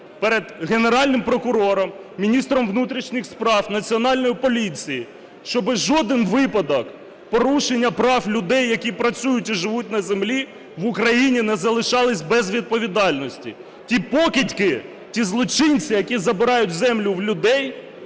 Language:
Ukrainian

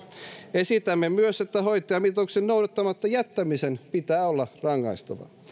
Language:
Finnish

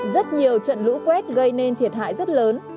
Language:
Vietnamese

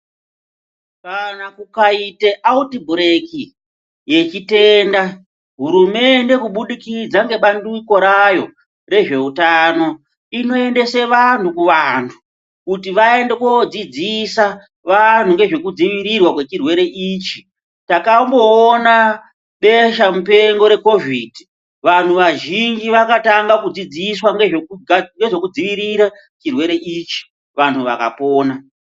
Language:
Ndau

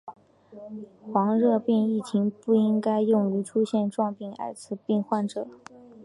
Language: Chinese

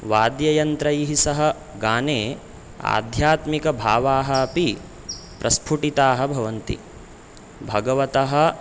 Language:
Sanskrit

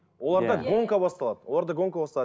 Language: Kazakh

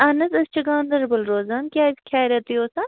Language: Kashmiri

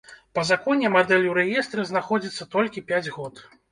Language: Belarusian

